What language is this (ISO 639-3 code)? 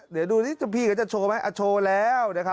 tha